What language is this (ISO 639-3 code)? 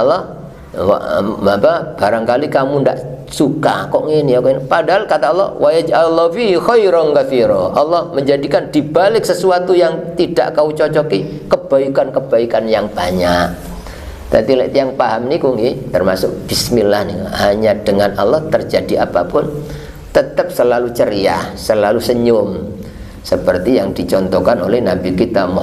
ind